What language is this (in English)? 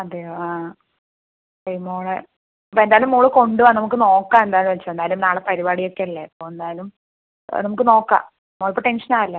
Malayalam